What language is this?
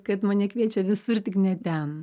Lithuanian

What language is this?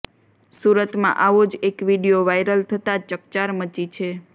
Gujarati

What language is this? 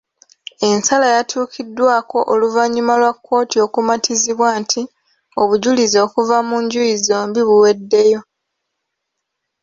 Ganda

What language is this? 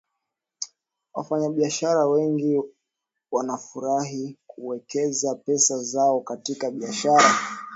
Swahili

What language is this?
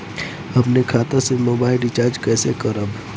Bhojpuri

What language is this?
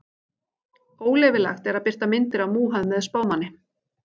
Icelandic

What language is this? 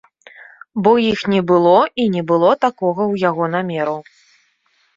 Belarusian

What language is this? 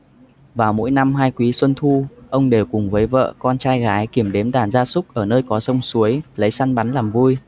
Vietnamese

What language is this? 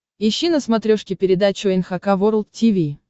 Russian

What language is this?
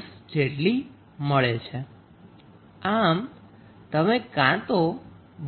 Gujarati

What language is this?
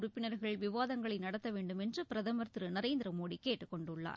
Tamil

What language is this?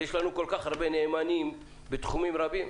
Hebrew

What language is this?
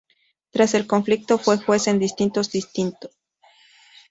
Spanish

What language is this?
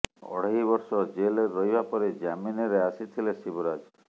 Odia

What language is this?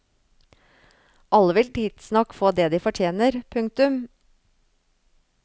Norwegian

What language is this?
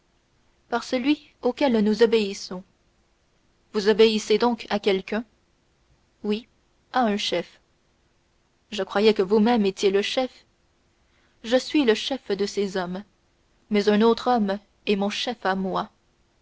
French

